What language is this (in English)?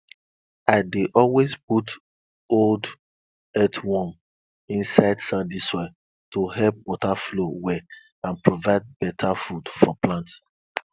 Nigerian Pidgin